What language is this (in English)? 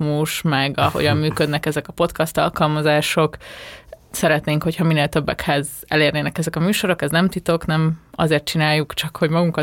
Hungarian